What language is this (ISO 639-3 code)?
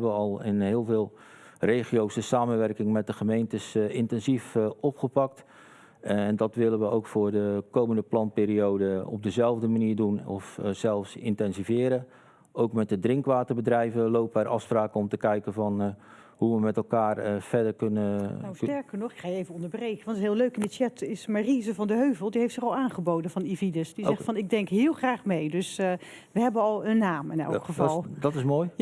nld